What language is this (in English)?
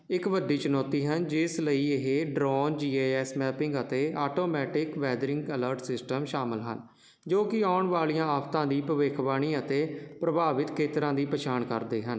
Punjabi